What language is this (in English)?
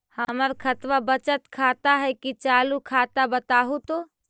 Magahi